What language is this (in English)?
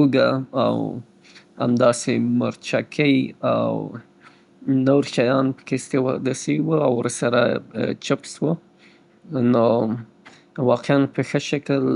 Southern Pashto